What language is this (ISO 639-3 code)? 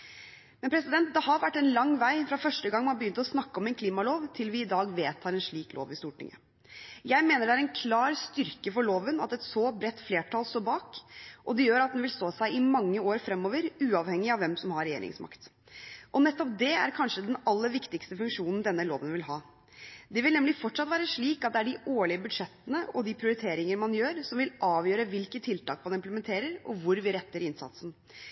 nob